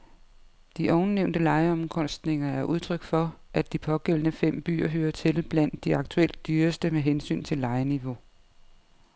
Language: Danish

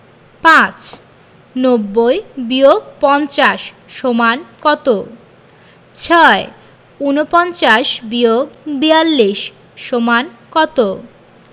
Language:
Bangla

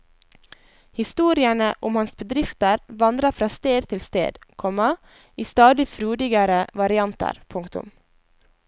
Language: Norwegian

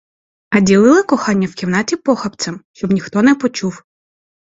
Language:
Ukrainian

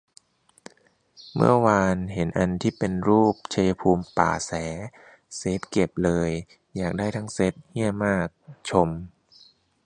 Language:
Thai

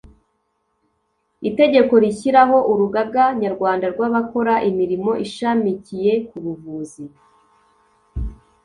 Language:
Kinyarwanda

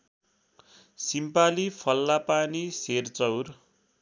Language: Nepali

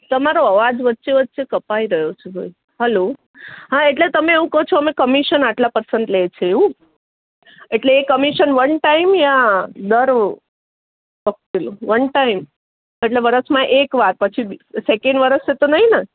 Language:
Gujarati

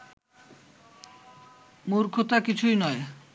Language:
Bangla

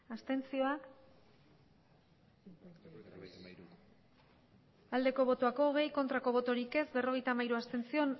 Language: Basque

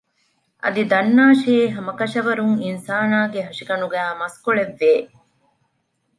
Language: Divehi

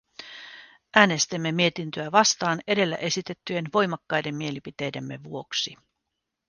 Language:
Finnish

